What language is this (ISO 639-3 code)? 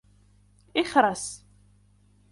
ara